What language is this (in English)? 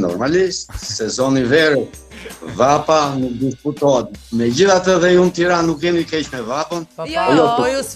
Romanian